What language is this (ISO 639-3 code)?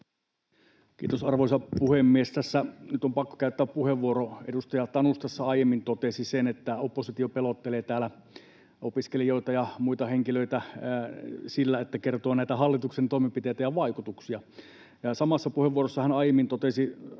fin